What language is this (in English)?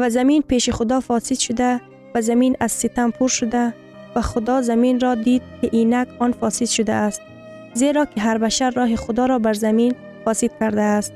Persian